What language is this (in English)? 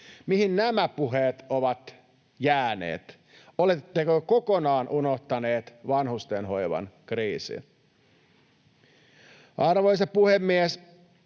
Finnish